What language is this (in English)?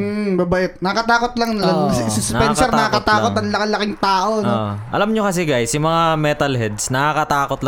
Filipino